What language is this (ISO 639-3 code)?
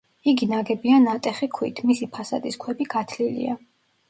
kat